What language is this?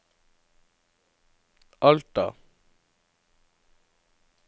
Norwegian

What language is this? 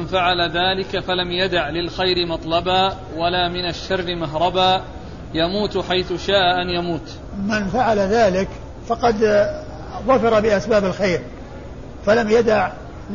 Arabic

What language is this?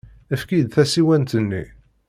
Kabyle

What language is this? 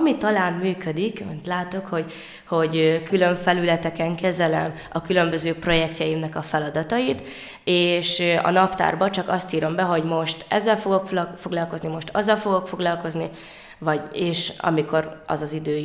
Hungarian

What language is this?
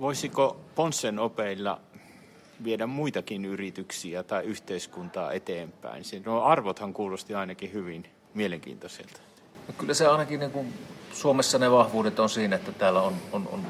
Finnish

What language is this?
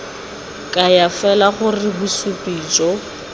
Tswana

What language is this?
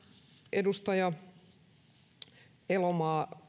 Finnish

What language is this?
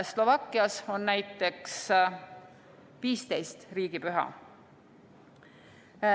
Estonian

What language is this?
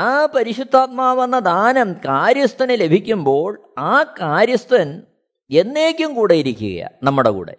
Malayalam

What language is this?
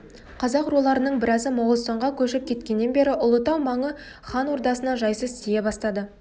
Kazakh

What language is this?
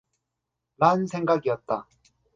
Korean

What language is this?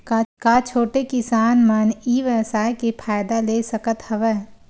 Chhattisgarhi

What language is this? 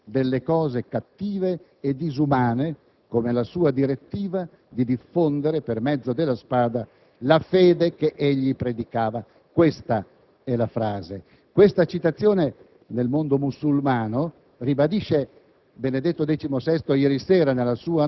Italian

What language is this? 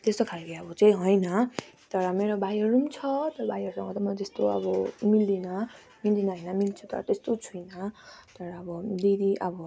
Nepali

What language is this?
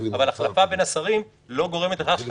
Hebrew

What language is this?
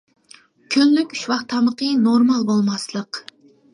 Uyghur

